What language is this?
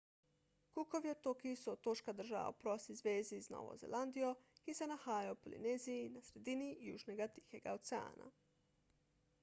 Slovenian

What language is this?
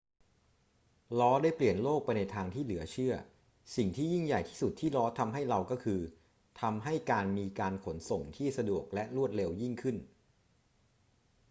Thai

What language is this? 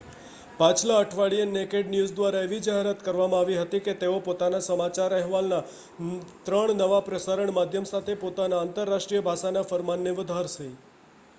Gujarati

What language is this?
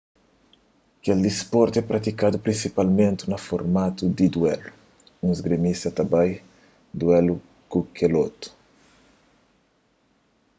Kabuverdianu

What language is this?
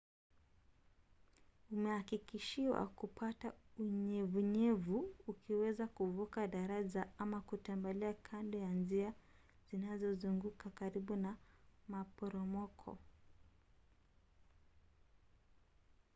Swahili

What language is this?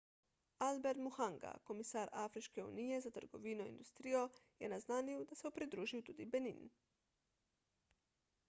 Slovenian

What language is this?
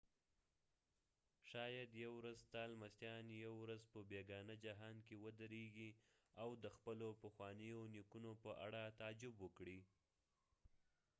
Pashto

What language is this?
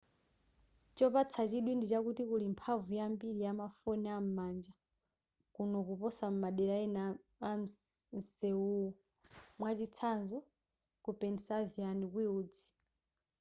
Nyanja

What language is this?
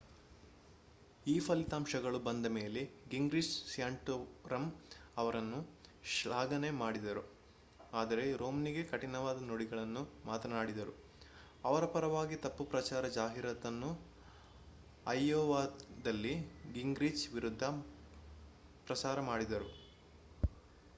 Kannada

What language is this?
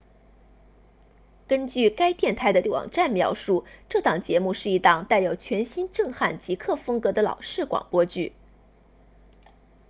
Chinese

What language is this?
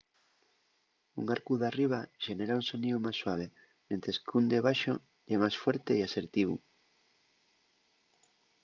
Asturian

